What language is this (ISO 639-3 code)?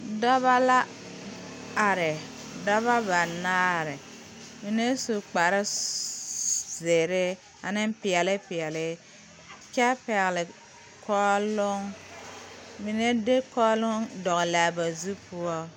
dga